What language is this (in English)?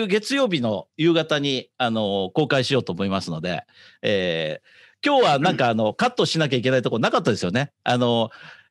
Japanese